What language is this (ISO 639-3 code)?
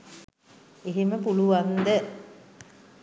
sin